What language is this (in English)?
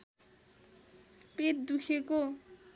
Nepali